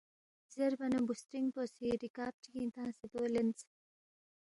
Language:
Balti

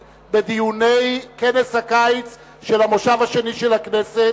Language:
Hebrew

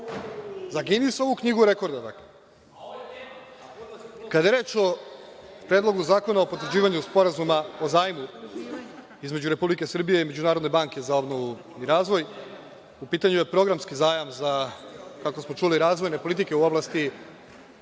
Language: Serbian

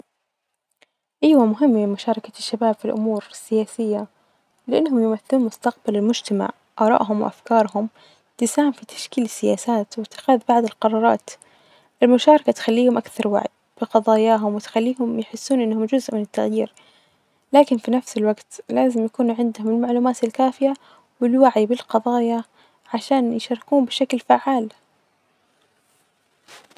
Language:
Najdi Arabic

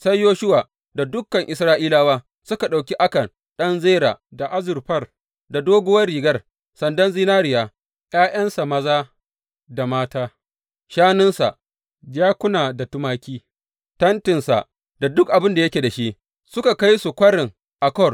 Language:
Hausa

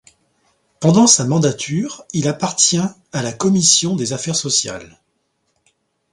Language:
French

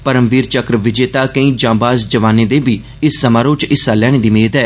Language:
Dogri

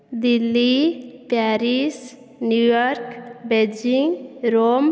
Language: Odia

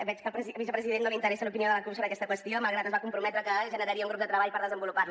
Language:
Catalan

